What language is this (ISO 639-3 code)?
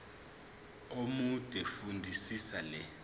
zul